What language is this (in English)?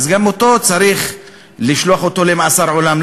Hebrew